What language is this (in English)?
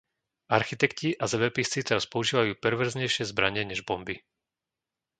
Slovak